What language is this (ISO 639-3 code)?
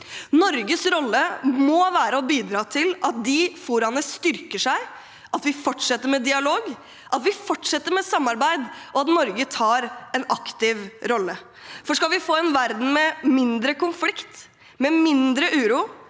nor